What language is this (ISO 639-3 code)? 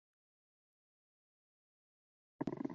zho